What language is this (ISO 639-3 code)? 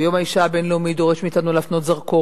heb